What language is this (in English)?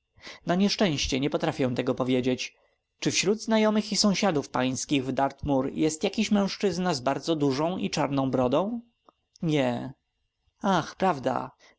Polish